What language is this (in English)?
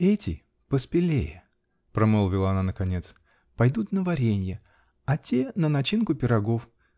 Russian